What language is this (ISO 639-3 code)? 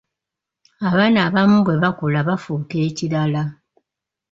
lug